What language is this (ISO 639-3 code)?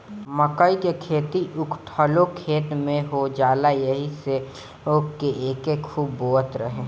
bho